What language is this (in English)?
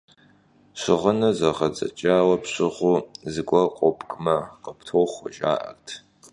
Kabardian